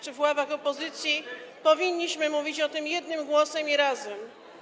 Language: Polish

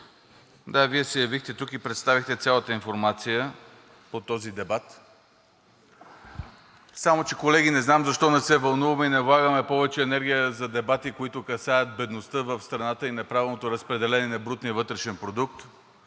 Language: Bulgarian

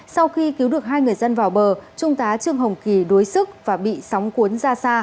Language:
Vietnamese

